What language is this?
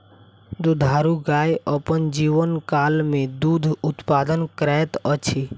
Maithili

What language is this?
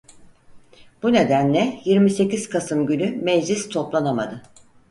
Turkish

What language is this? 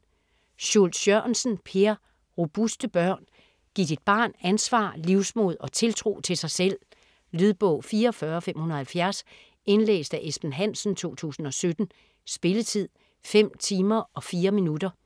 Danish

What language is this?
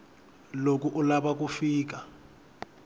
Tsonga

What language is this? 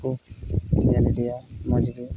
Santali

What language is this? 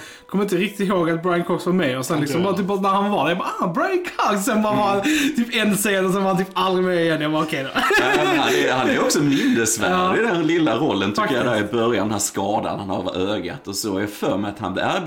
Swedish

